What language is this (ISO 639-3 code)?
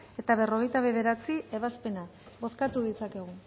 eus